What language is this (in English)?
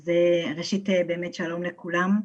Hebrew